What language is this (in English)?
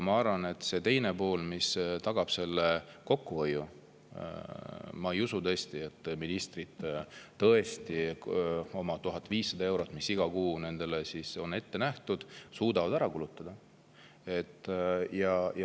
Estonian